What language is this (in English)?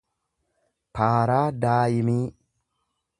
Oromo